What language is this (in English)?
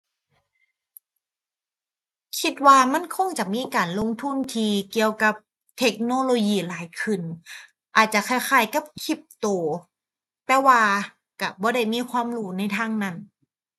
Thai